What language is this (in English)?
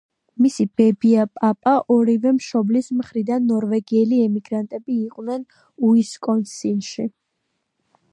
Georgian